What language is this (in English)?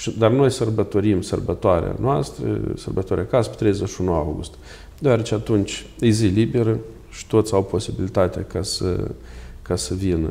Romanian